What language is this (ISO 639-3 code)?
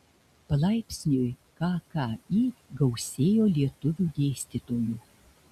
lit